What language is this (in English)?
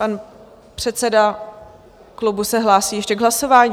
Czech